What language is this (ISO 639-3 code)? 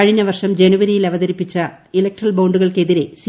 mal